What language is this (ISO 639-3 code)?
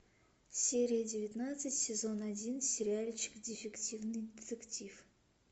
rus